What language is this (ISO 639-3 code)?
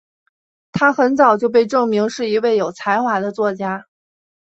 zho